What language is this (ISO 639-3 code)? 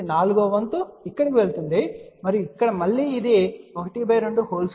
tel